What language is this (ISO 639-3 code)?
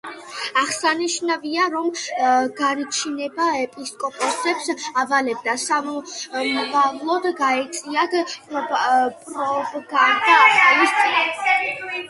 kat